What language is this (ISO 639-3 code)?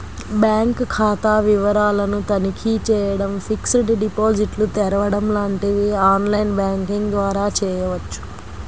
tel